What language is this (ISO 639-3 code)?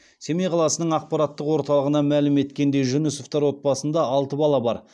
kaz